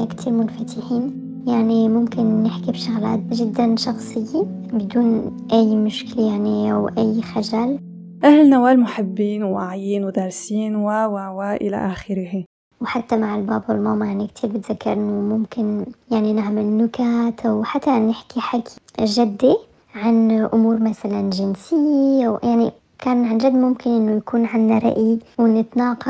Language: Arabic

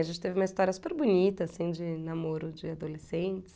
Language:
Portuguese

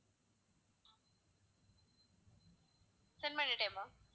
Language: Tamil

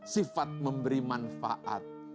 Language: Indonesian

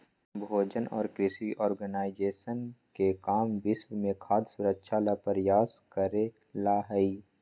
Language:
Magahi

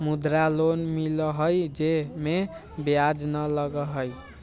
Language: Magahi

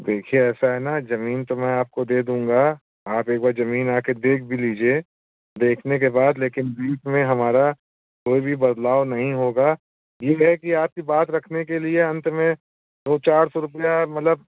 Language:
Hindi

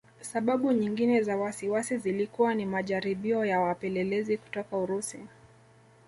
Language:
Swahili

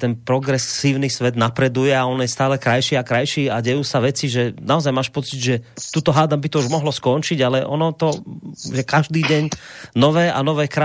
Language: Slovak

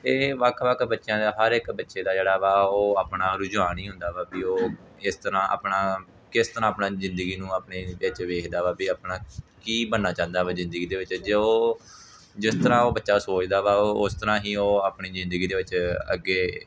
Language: Punjabi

